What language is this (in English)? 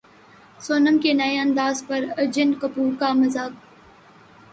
Urdu